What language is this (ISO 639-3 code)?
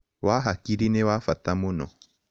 kik